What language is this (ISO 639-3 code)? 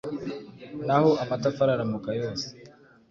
kin